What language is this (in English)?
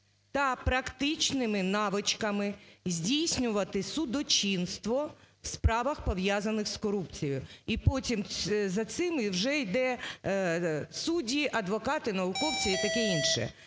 Ukrainian